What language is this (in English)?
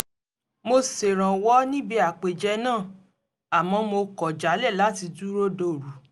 Yoruba